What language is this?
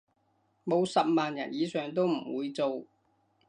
Cantonese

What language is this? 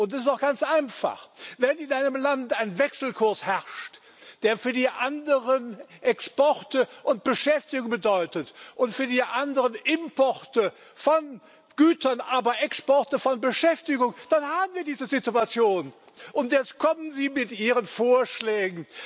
German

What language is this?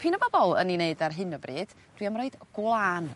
Welsh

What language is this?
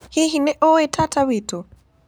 Kikuyu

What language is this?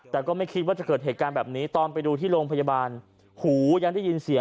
Thai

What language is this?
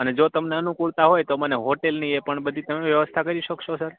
Gujarati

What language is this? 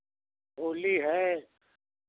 Hindi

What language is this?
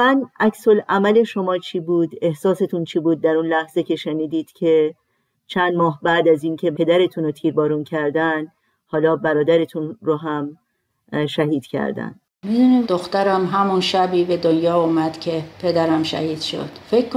Persian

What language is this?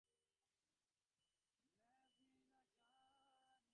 Bangla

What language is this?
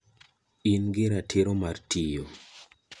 Luo (Kenya and Tanzania)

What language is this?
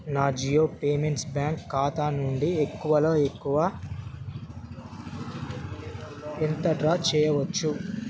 Telugu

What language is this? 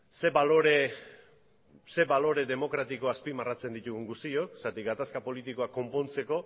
Basque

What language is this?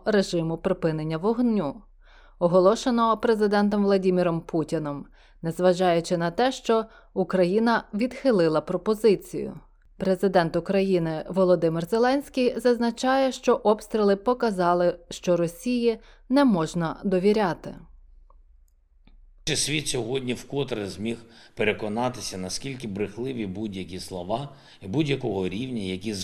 Ukrainian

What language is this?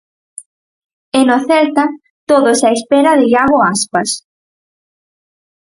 Galician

